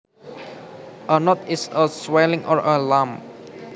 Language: Javanese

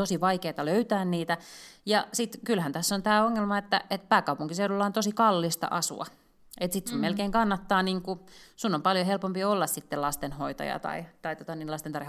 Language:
Finnish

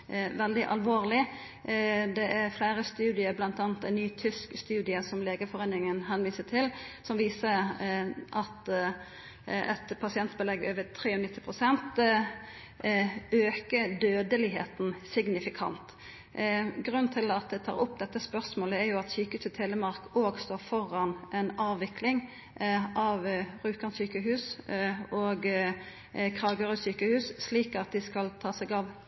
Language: Norwegian Nynorsk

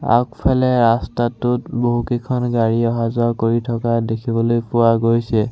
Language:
Assamese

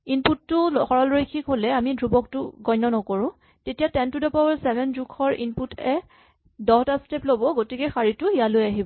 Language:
Assamese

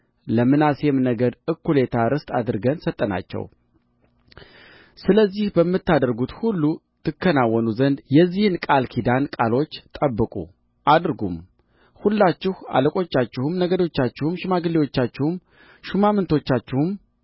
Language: Amharic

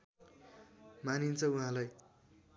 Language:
Nepali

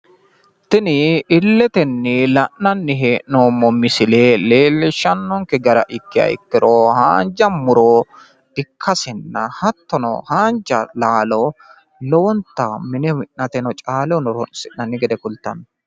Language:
Sidamo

